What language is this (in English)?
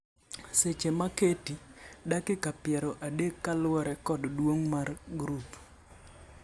Luo (Kenya and Tanzania)